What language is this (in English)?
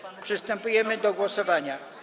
Polish